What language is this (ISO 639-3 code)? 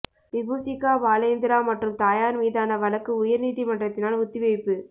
tam